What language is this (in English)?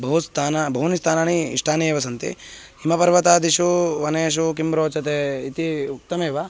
Sanskrit